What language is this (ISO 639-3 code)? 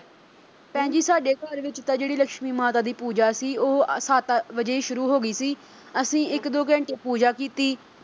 pan